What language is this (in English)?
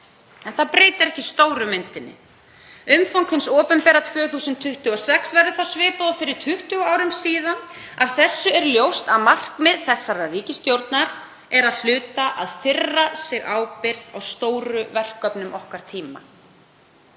Icelandic